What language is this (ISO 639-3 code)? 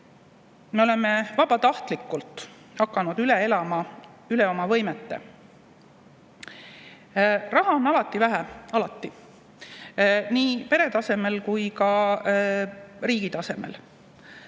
est